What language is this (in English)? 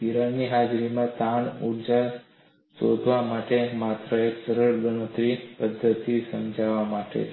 Gujarati